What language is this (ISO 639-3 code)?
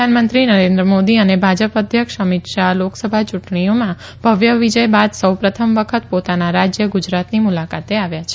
guj